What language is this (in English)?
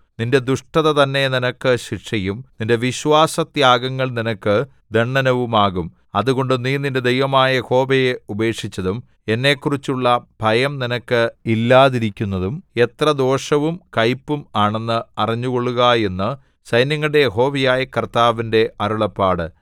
Malayalam